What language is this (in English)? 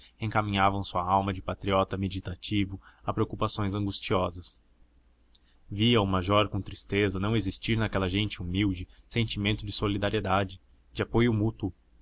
Portuguese